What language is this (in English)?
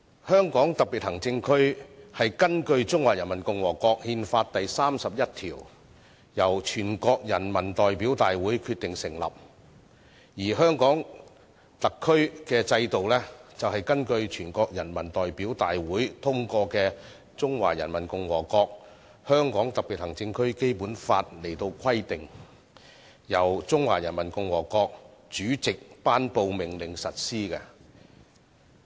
Cantonese